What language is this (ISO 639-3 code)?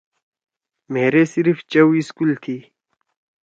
trw